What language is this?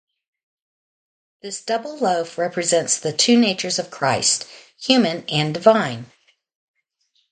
English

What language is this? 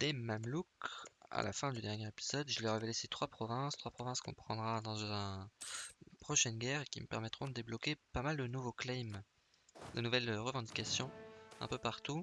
French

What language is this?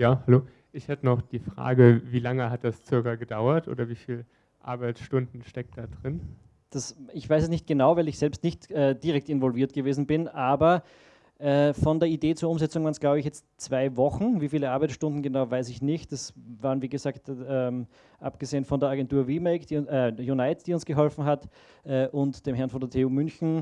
German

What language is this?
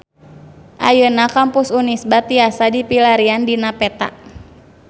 Sundanese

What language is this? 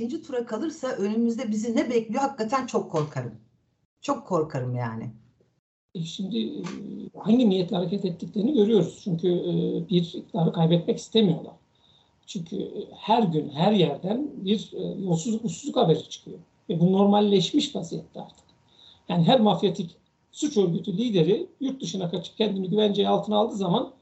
Turkish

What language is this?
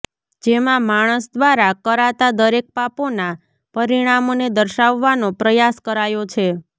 Gujarati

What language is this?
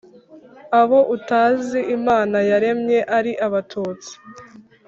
Kinyarwanda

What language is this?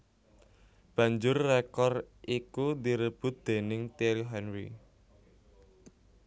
Javanese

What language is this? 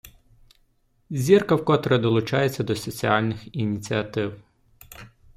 Ukrainian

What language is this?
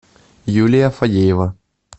Russian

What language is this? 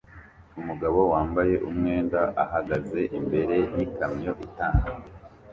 Kinyarwanda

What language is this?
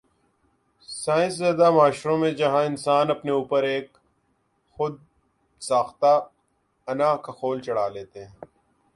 Urdu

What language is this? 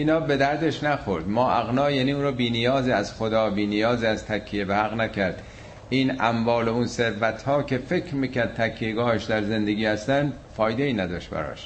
Persian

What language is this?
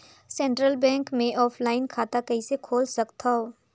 Chhattisgarhi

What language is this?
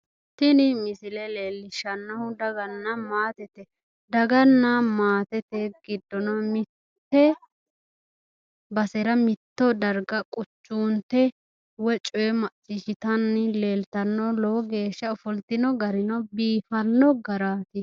Sidamo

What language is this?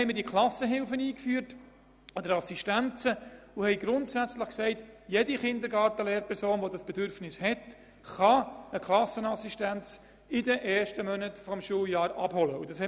Swiss German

